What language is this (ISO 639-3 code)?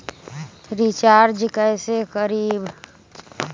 mag